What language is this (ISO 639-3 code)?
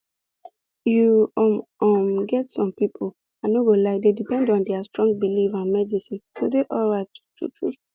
pcm